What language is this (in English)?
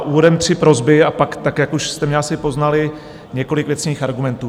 Czech